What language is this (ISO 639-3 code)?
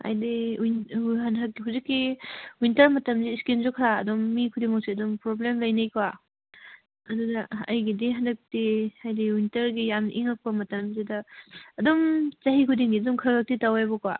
mni